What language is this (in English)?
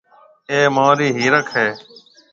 Marwari (Pakistan)